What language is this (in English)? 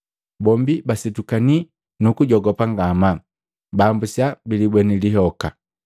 Matengo